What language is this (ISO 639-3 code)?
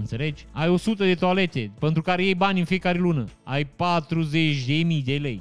ron